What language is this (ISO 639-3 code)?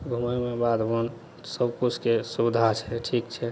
mai